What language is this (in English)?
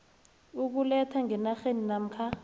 South Ndebele